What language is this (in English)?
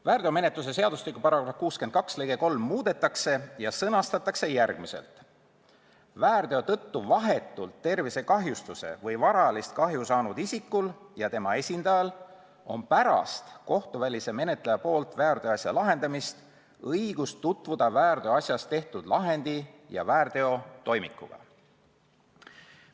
Estonian